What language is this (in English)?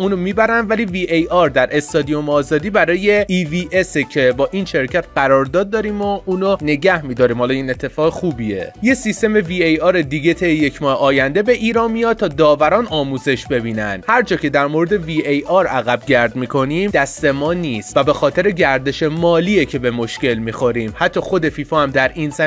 Persian